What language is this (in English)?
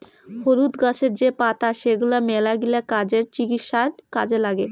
Bangla